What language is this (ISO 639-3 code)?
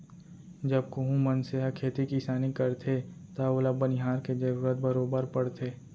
hne